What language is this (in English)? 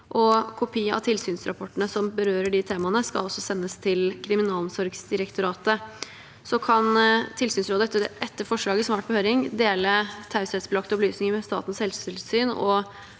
Norwegian